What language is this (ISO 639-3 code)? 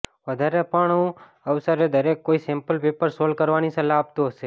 guj